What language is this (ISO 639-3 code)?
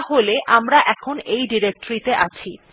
ben